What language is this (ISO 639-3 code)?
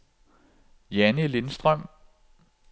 dan